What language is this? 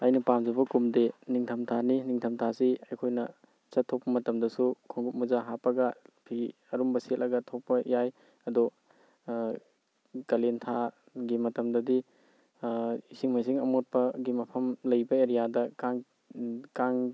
Manipuri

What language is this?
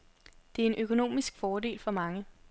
Danish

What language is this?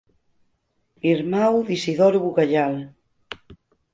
Galician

